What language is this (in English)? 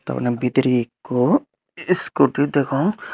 Chakma